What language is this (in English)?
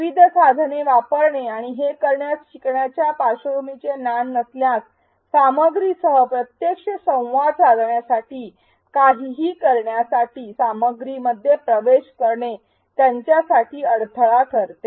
Marathi